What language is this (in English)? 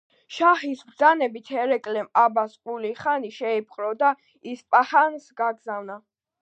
Georgian